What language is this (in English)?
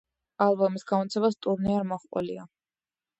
Georgian